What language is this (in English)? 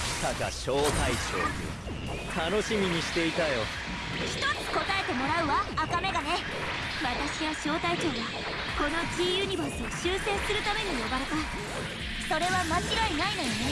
Japanese